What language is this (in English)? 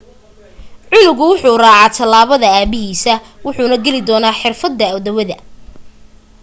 Somali